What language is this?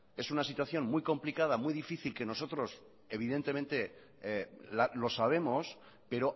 Spanish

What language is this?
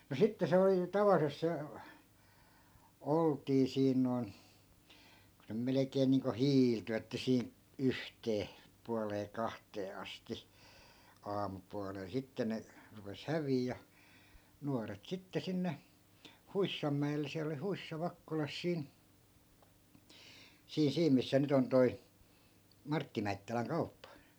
Finnish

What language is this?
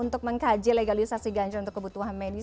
Indonesian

